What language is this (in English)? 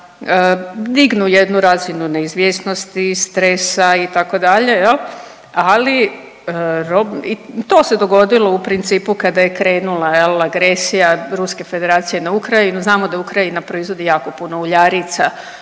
Croatian